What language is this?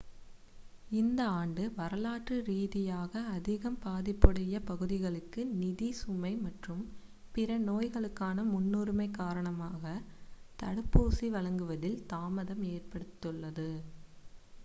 Tamil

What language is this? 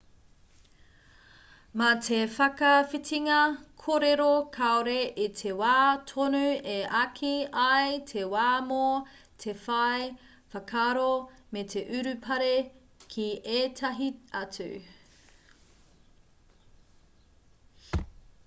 Māori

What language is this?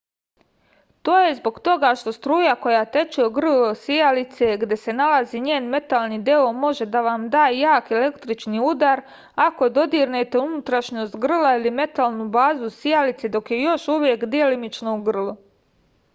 Serbian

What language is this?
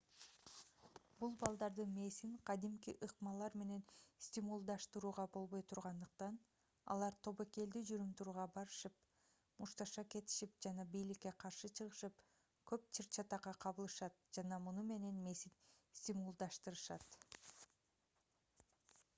Kyrgyz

